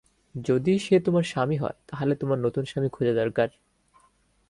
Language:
Bangla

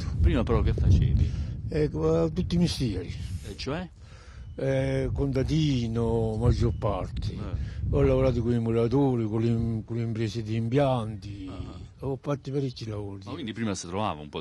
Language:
Italian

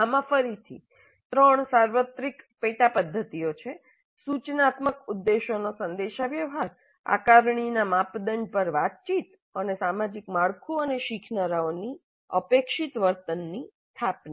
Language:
Gujarati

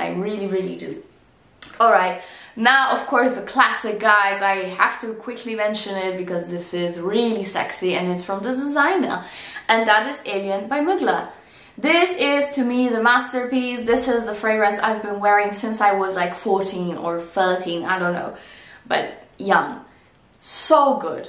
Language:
English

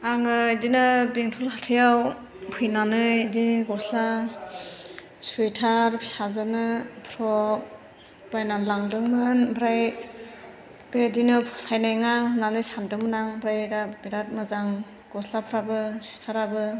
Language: Bodo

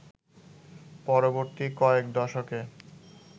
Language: Bangla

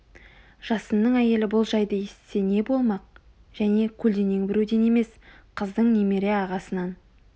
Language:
Kazakh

